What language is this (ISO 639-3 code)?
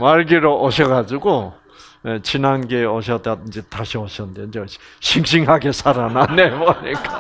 kor